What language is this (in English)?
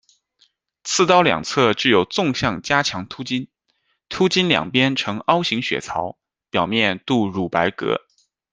Chinese